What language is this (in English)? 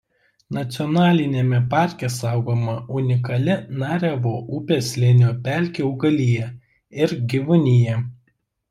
Lithuanian